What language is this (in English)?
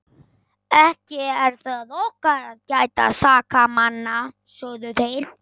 Icelandic